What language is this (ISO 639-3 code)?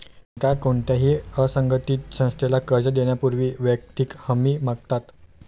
mar